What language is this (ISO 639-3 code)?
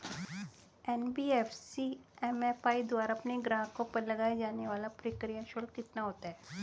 hin